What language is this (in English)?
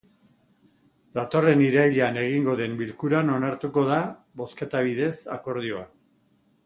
Basque